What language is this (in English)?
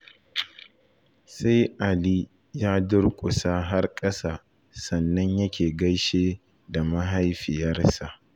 Hausa